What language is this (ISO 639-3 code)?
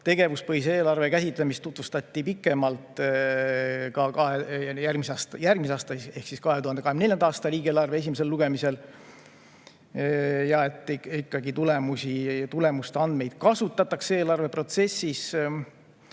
est